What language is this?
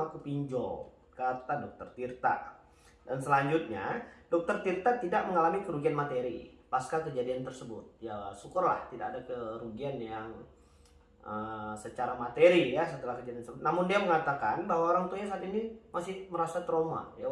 Indonesian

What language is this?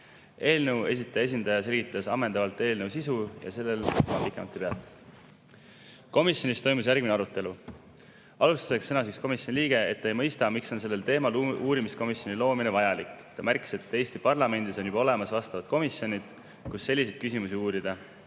Estonian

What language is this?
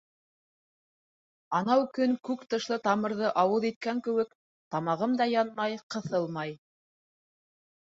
Bashkir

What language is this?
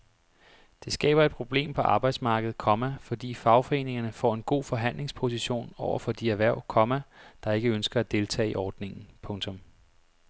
Danish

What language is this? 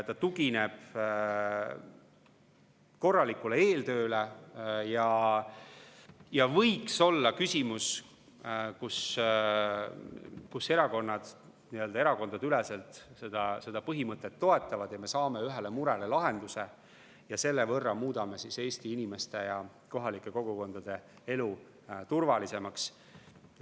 Estonian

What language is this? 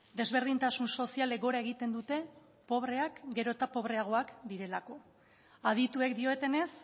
Basque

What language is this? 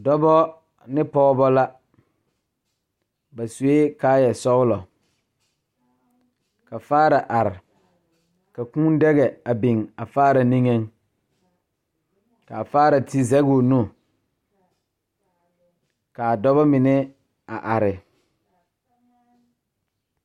Southern Dagaare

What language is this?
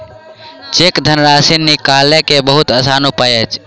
Maithili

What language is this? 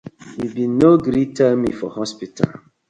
Nigerian Pidgin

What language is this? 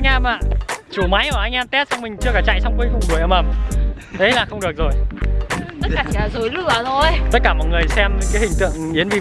Vietnamese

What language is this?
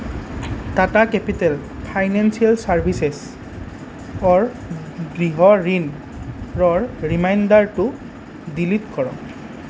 Assamese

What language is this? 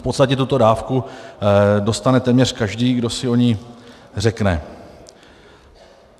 Czech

